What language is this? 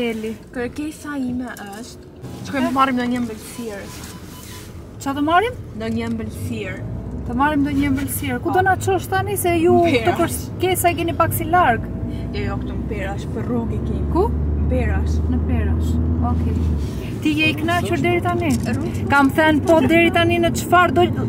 Romanian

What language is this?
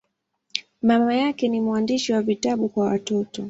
Swahili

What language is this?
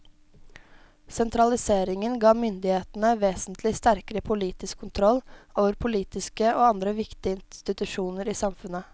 Norwegian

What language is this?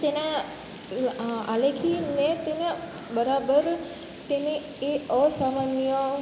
Gujarati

